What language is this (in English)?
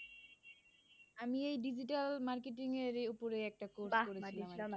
Bangla